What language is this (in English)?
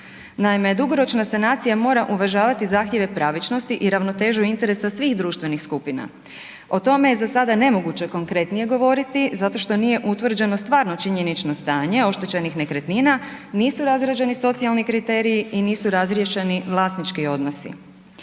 Croatian